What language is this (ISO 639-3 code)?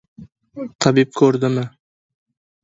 uzb